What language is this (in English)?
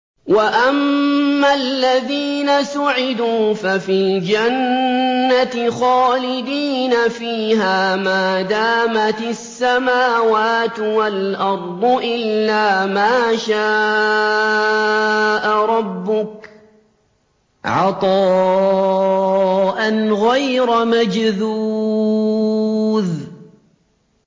Arabic